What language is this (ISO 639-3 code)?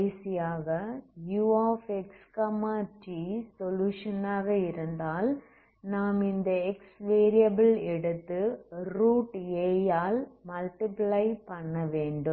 tam